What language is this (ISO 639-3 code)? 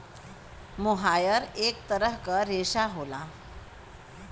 bho